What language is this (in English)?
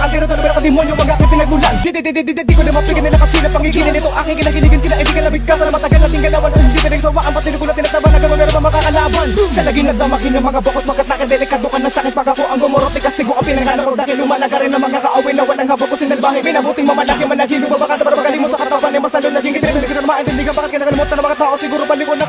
Indonesian